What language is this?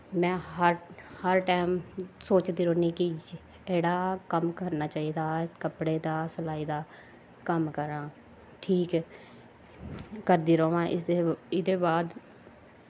Dogri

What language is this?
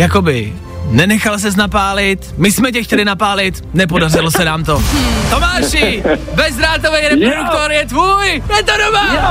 Czech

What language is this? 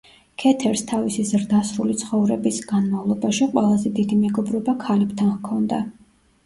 Georgian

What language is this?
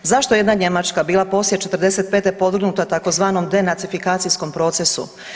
Croatian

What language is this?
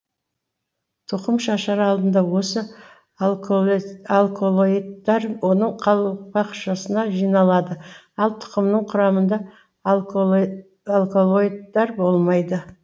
Kazakh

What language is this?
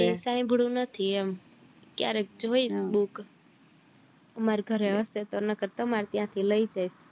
Gujarati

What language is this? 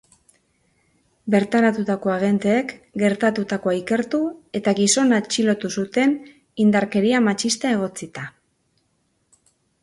Basque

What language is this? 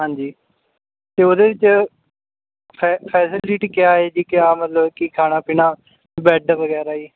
Punjabi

